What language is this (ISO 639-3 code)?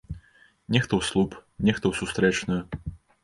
bel